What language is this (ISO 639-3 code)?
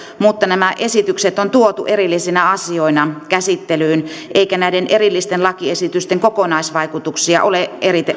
fin